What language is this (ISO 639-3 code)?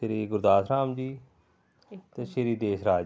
pan